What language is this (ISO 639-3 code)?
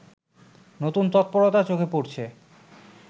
ben